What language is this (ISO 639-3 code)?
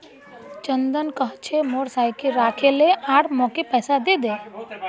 mag